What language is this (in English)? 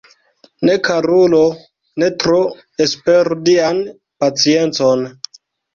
Esperanto